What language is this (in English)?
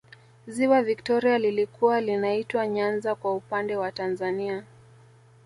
Swahili